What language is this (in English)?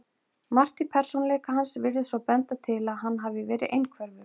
Icelandic